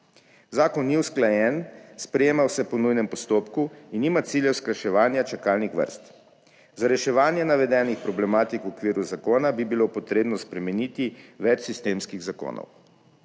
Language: Slovenian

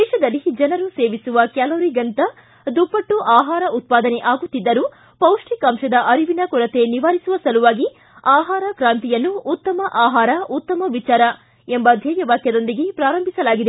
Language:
Kannada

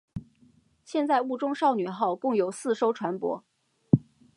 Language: Chinese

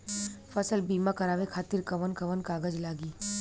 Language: Bhojpuri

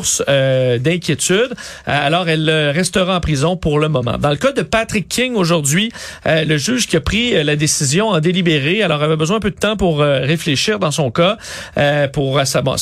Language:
French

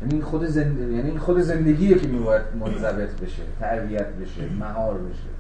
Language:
Persian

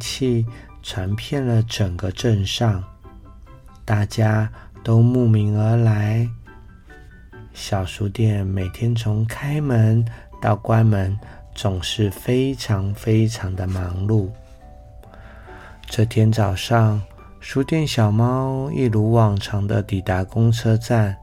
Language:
Chinese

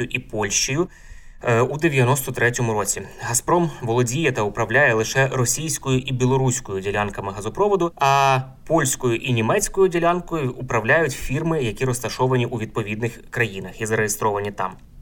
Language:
Ukrainian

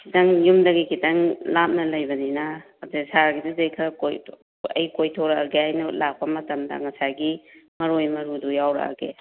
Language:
Manipuri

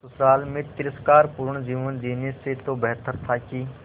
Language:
Hindi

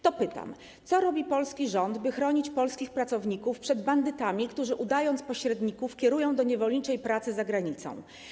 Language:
Polish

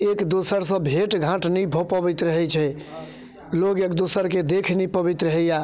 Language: Maithili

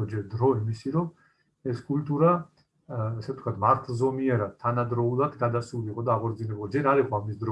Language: Turkish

